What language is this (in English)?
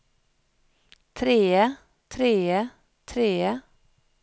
Norwegian